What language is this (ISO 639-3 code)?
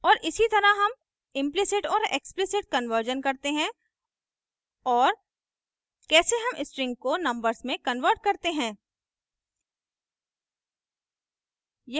hin